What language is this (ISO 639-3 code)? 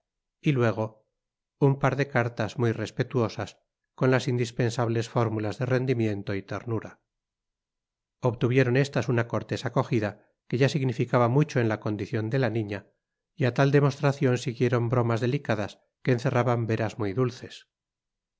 spa